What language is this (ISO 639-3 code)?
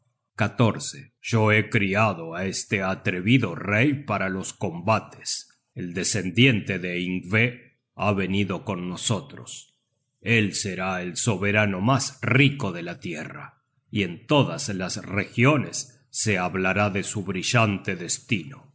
spa